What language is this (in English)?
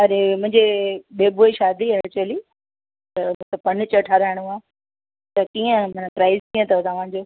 Sindhi